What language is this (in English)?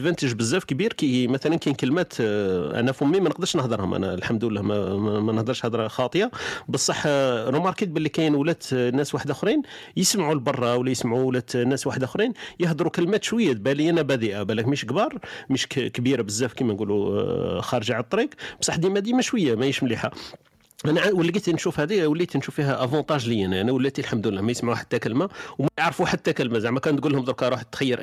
Arabic